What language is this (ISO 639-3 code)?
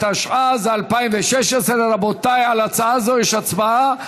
heb